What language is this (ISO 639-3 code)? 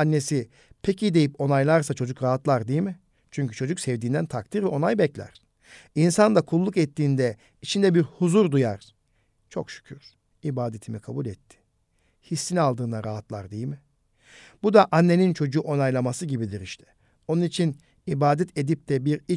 tur